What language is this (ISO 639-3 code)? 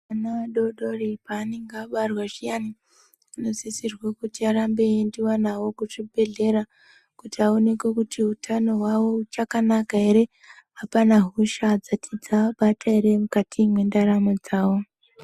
ndc